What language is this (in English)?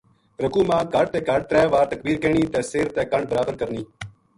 Gujari